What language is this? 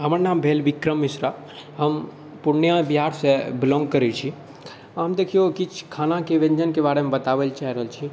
Maithili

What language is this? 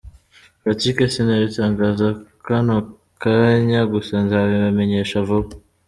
Kinyarwanda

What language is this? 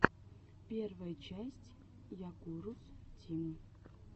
Russian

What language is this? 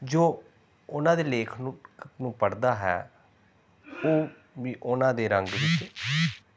Punjabi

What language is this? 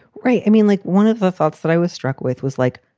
English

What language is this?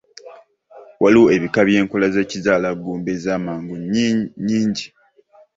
Ganda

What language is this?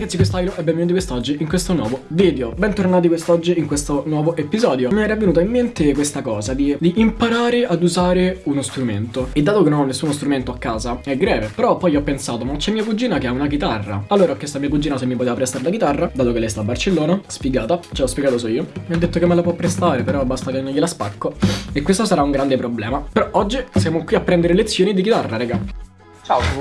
Italian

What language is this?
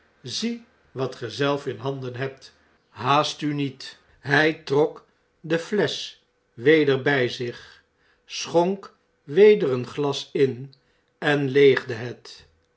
Dutch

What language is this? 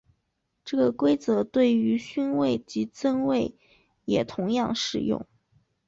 Chinese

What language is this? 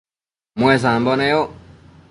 Matsés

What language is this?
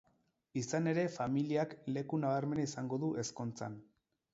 Basque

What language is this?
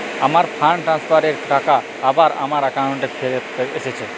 Bangla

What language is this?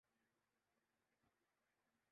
Urdu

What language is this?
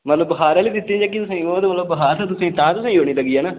Dogri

